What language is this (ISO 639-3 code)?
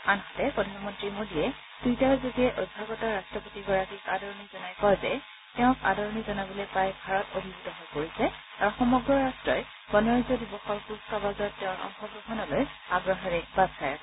asm